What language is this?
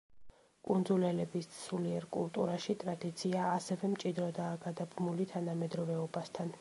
Georgian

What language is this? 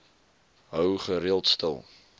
Afrikaans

